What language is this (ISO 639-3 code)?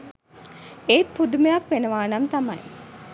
sin